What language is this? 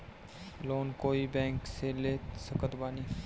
Bhojpuri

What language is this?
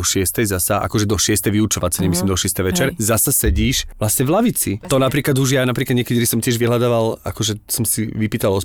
Slovak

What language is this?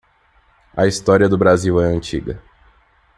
Portuguese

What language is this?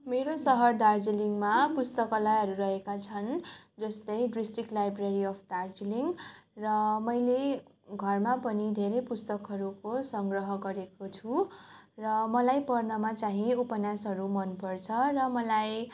Nepali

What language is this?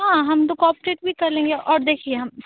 Hindi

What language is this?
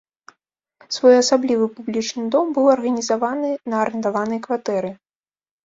Belarusian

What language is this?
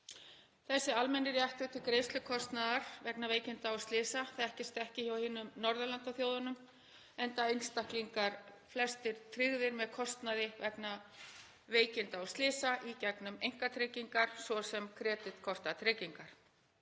Icelandic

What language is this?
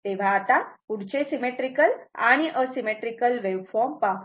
Marathi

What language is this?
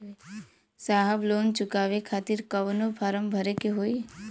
Bhojpuri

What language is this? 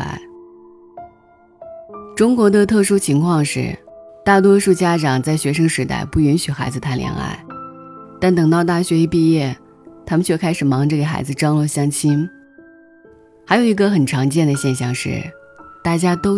Chinese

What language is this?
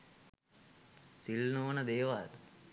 Sinhala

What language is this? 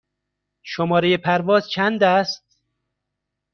Persian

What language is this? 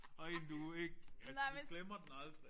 Danish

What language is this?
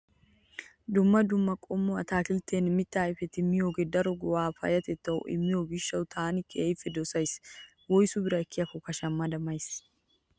Wolaytta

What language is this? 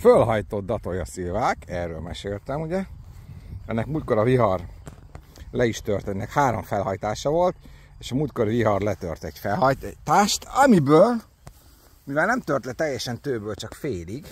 Hungarian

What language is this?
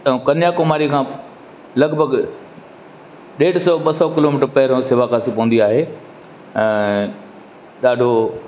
Sindhi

